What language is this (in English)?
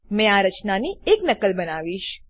Gujarati